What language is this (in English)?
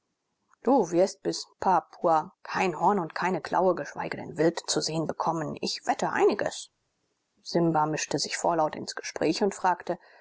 German